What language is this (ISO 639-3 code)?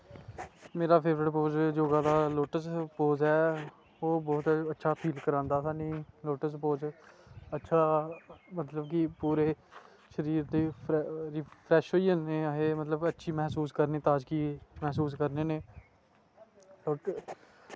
doi